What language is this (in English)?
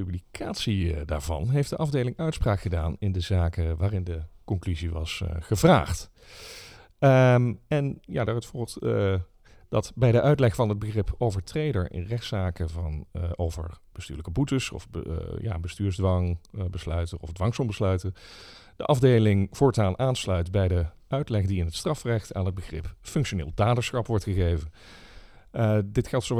Dutch